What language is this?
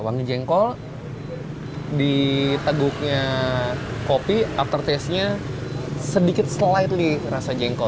Indonesian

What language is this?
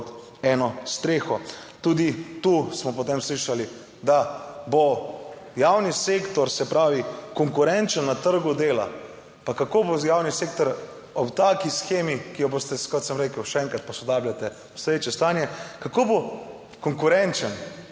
Slovenian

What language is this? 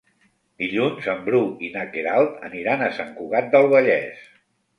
Catalan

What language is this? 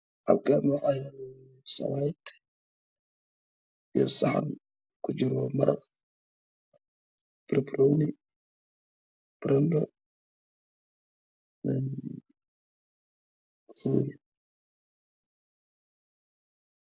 Somali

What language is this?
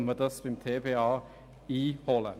Swiss German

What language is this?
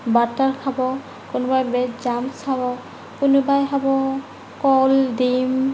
Assamese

